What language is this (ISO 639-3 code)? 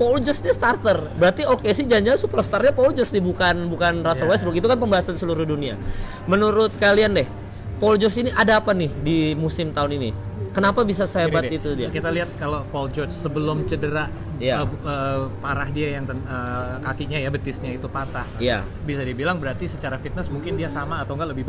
ind